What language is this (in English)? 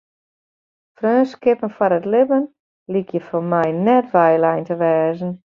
Western Frisian